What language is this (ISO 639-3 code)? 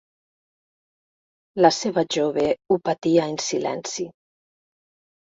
cat